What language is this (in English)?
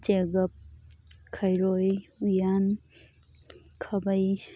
Manipuri